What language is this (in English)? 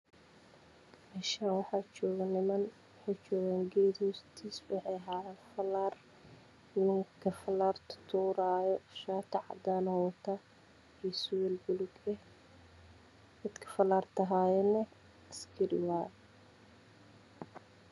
Somali